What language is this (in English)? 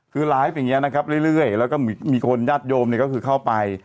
Thai